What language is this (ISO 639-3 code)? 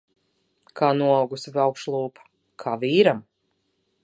lav